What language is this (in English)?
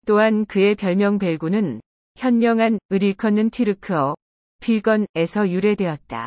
Korean